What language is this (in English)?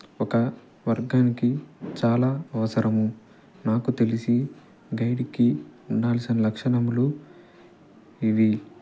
Telugu